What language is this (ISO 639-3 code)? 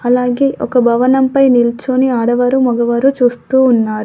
tel